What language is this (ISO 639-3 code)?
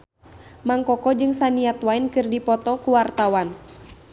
sun